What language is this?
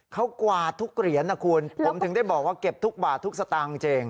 Thai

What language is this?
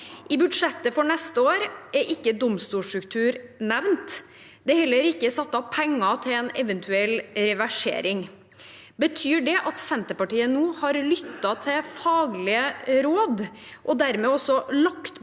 Norwegian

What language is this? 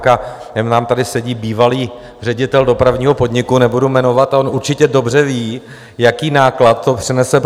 Czech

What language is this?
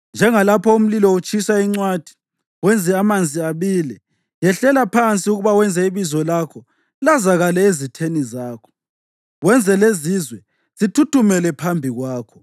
North Ndebele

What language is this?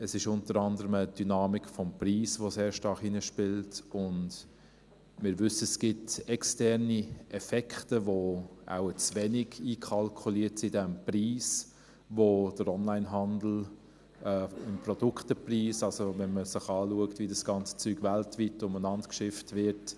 Swiss German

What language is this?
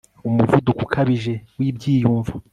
Kinyarwanda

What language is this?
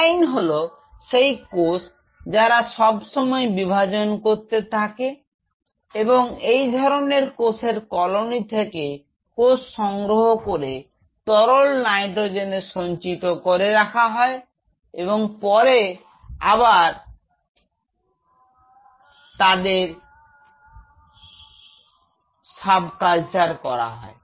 Bangla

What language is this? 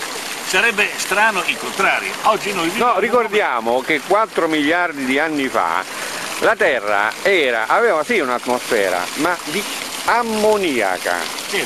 Italian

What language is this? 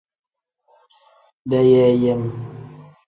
Tem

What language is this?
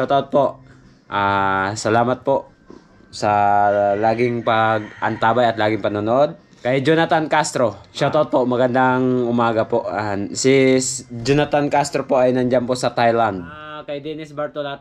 Filipino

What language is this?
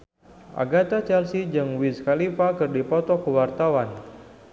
Sundanese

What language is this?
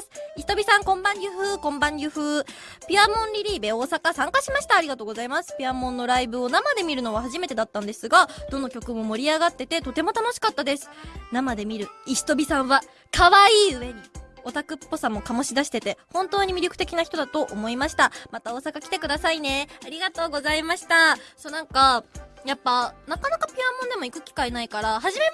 Japanese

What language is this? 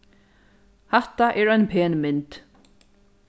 Faroese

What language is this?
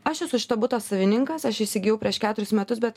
Lithuanian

